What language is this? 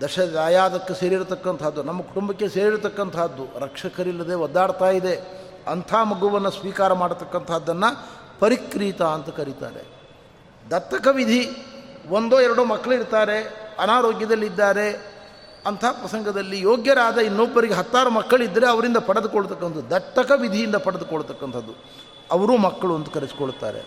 Kannada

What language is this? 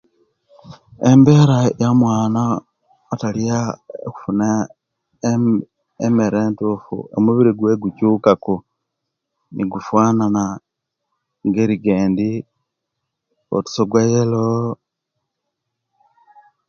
Kenyi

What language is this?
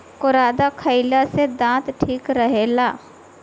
Bhojpuri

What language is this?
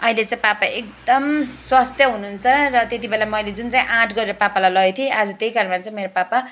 Nepali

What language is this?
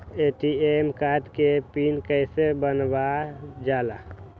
Magahi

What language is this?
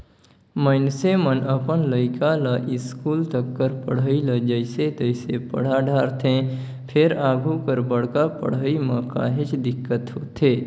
Chhattisgarhi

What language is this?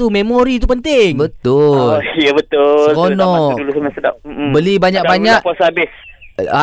Malay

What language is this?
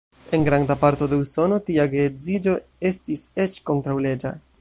Esperanto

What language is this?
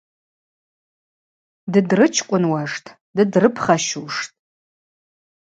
Abaza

